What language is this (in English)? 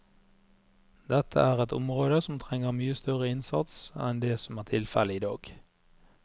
Norwegian